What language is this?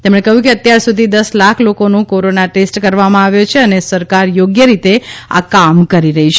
Gujarati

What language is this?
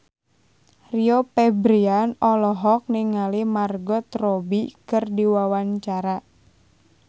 Sundanese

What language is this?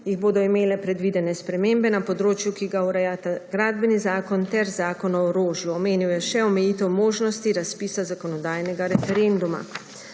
Slovenian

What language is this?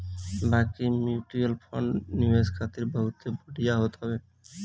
Bhojpuri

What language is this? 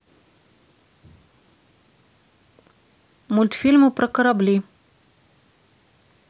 Russian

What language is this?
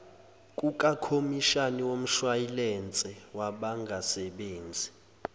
Zulu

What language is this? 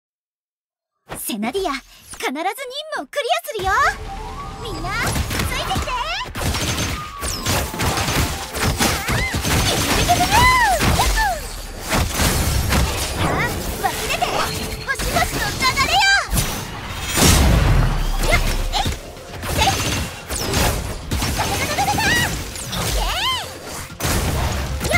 Japanese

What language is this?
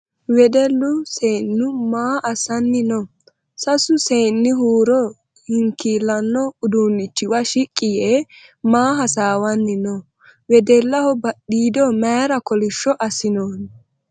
Sidamo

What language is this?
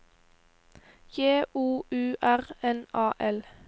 Norwegian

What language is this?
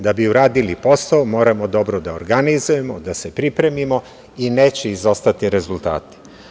Serbian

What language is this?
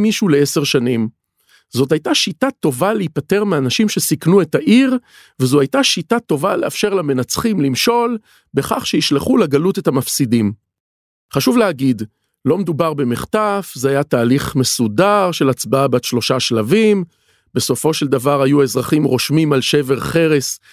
Hebrew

